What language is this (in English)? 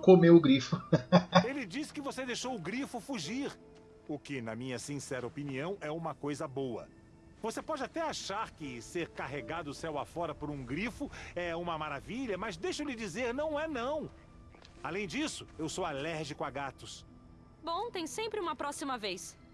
Portuguese